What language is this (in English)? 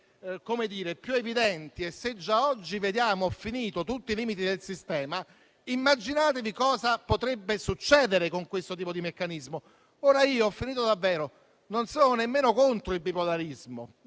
Italian